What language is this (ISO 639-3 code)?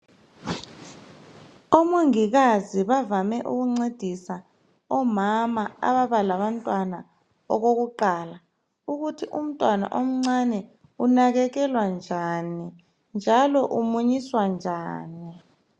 nde